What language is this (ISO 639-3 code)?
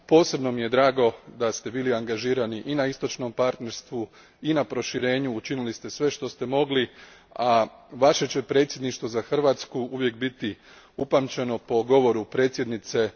hrv